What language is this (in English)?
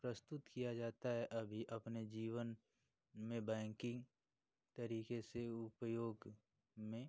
Hindi